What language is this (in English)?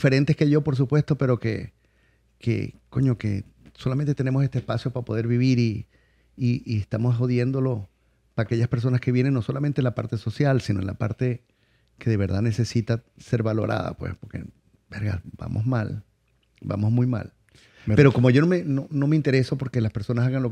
Spanish